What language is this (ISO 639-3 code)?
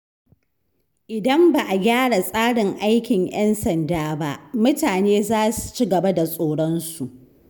hau